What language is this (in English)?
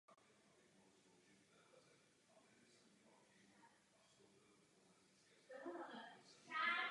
Czech